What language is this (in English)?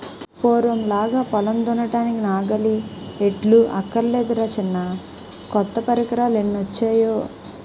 Telugu